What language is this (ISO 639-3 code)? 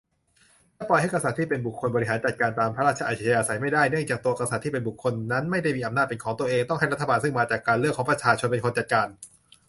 tha